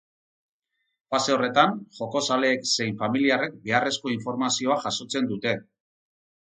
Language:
Basque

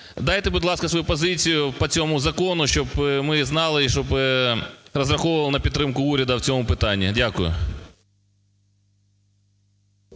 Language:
Ukrainian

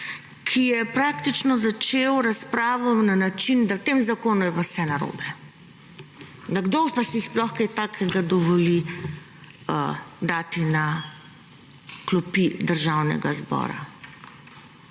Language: Slovenian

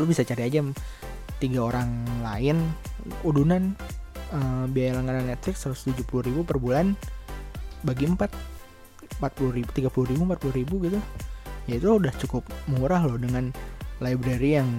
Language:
Indonesian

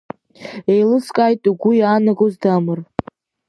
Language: Abkhazian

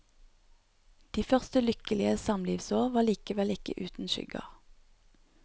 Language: Norwegian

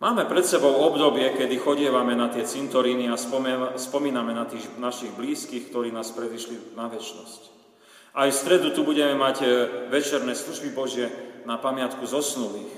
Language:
Slovak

